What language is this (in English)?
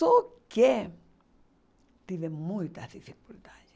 Portuguese